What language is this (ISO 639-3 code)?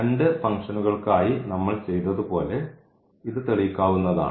mal